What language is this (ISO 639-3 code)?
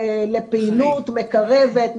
heb